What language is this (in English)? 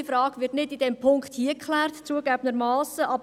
Swiss German